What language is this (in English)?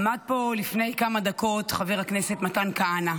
Hebrew